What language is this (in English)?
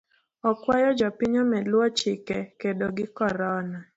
Luo (Kenya and Tanzania)